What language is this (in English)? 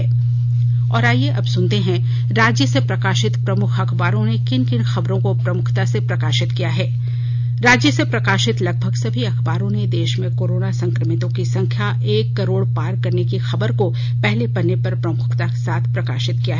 Hindi